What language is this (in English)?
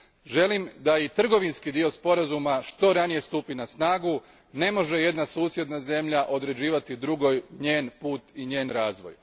Croatian